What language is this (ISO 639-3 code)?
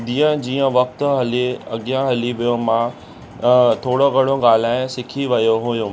snd